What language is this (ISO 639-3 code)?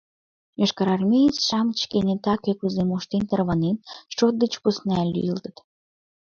chm